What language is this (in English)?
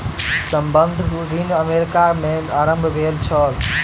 Maithili